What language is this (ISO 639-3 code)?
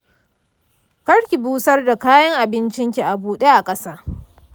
hau